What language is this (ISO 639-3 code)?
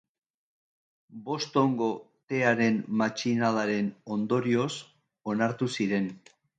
eus